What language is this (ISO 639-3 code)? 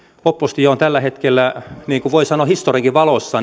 fin